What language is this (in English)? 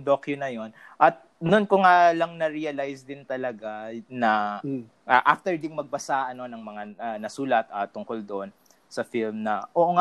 Filipino